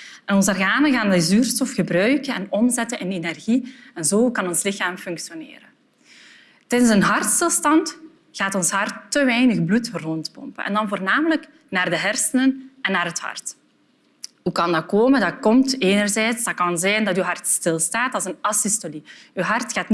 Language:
Dutch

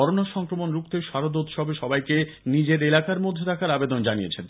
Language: Bangla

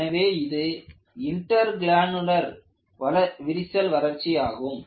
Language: Tamil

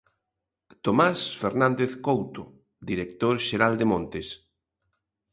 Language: Galician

